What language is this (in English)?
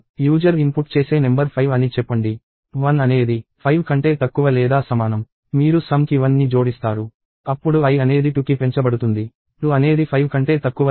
Telugu